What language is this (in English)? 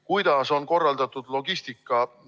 Estonian